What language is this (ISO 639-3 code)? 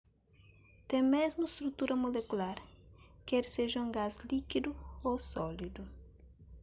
kea